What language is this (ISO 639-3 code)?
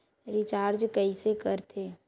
hne